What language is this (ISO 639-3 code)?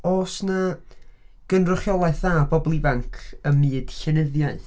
cym